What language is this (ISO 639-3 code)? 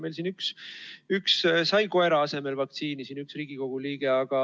est